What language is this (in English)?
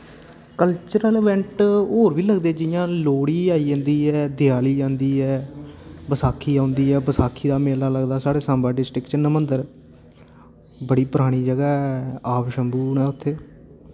Dogri